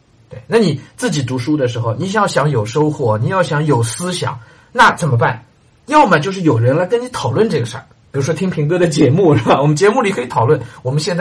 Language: Chinese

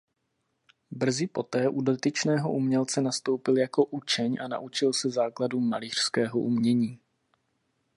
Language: Czech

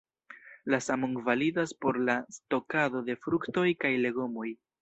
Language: Esperanto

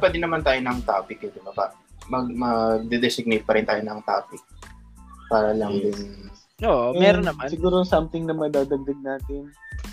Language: Filipino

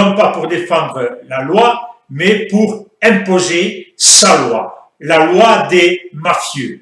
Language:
French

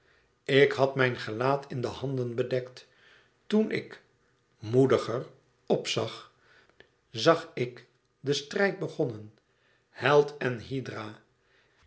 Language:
Dutch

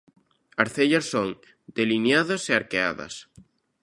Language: Galician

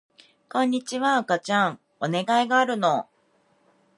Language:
Japanese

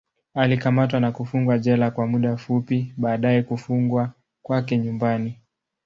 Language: Swahili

